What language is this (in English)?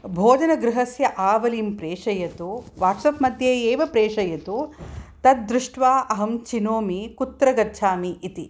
Sanskrit